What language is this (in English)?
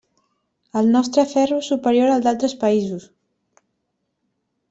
Catalan